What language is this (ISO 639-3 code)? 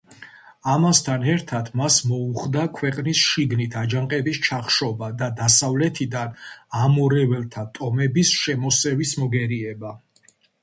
kat